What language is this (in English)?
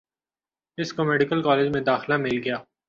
Urdu